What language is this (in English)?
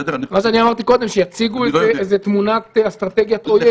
Hebrew